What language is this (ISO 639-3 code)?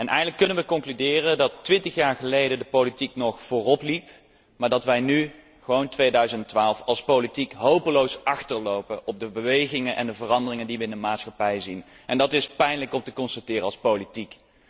nld